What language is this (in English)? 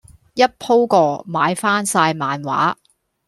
Cantonese